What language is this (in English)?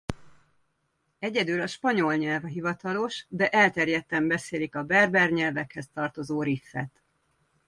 Hungarian